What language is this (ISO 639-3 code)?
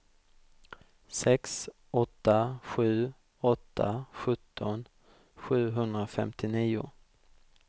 swe